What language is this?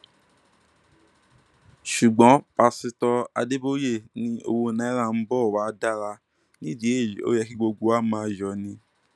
Yoruba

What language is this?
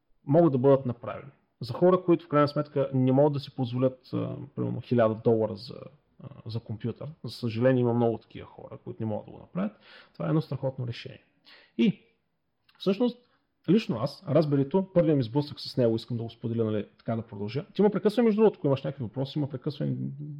Bulgarian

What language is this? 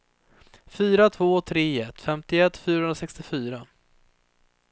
Swedish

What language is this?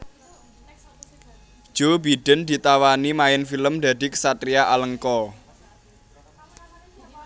Javanese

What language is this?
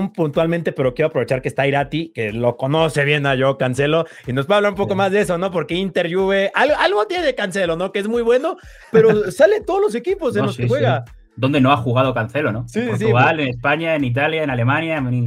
Spanish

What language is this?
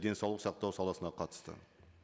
Kazakh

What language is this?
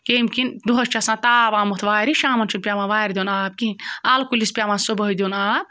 Kashmiri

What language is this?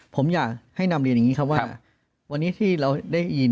Thai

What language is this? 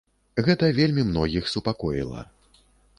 Belarusian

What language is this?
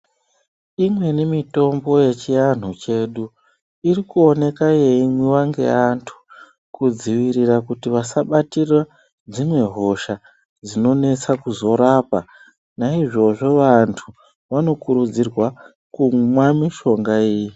Ndau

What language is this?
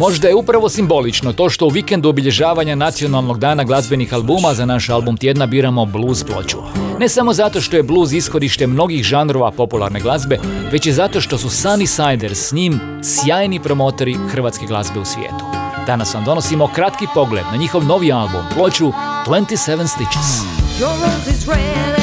Croatian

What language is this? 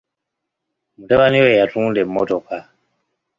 Ganda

